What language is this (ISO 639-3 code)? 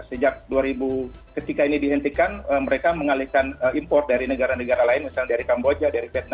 ind